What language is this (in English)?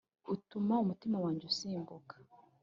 Kinyarwanda